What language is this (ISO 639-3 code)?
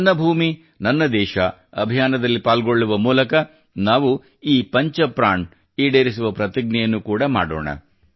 kan